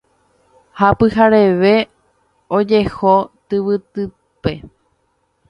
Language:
Guarani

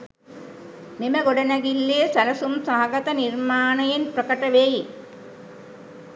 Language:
Sinhala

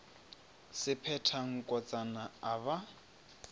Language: Northern Sotho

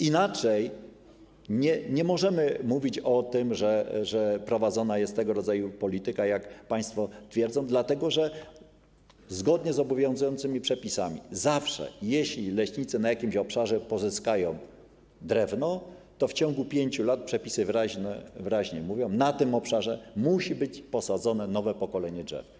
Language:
Polish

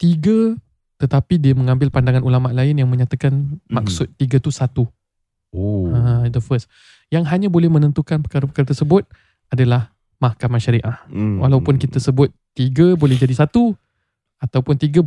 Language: Malay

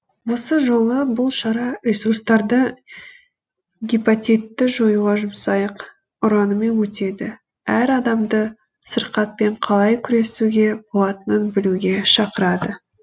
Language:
Kazakh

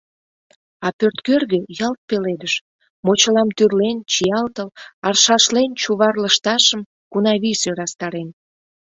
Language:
Mari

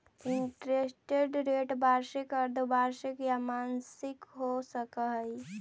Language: Magahi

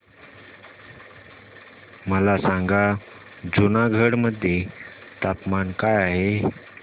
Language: Marathi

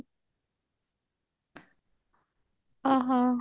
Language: Odia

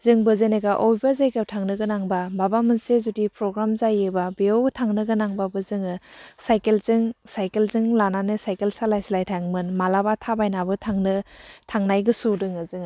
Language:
Bodo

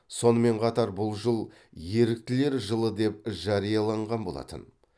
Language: Kazakh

